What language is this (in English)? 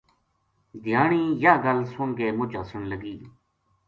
Gujari